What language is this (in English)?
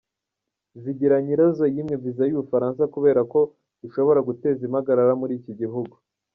Kinyarwanda